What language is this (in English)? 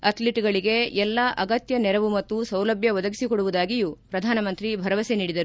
Kannada